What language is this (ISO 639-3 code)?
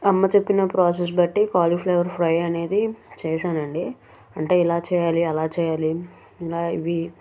tel